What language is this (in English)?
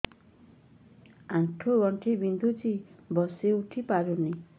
Odia